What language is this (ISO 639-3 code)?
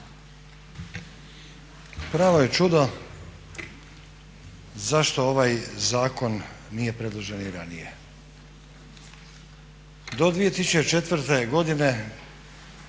hrv